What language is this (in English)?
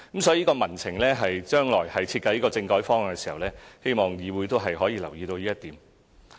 Cantonese